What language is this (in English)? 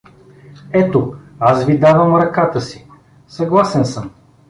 Bulgarian